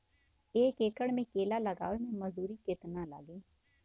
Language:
Bhojpuri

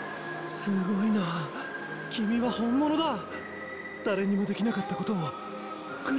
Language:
Japanese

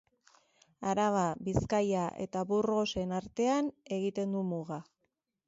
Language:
Basque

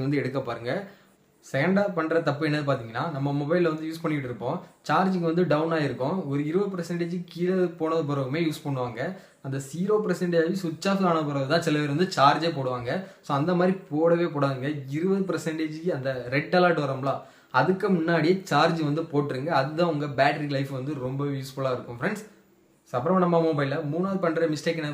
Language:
Romanian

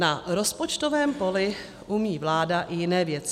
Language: Czech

